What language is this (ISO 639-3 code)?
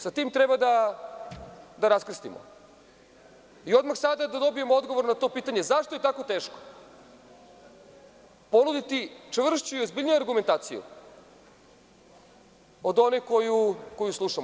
srp